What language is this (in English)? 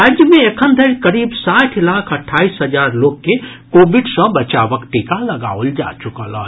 Maithili